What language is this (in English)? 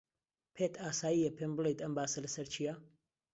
Central Kurdish